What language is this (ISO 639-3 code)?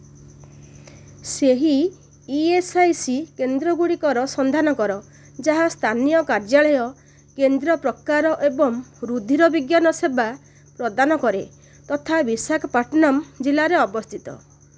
ori